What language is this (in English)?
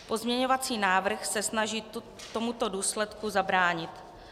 Czech